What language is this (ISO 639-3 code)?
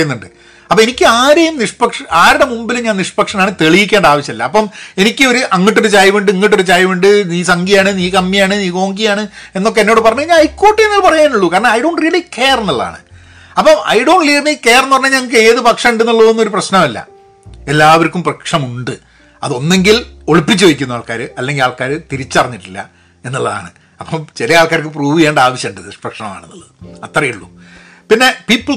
mal